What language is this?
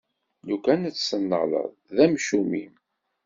Kabyle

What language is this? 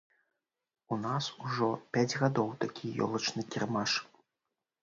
Belarusian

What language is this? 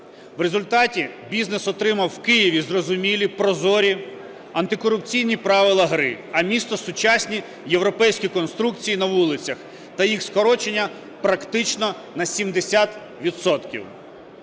Ukrainian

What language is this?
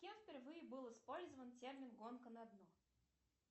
Russian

